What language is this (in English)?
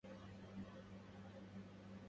Arabic